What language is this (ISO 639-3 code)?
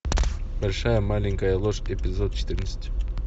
rus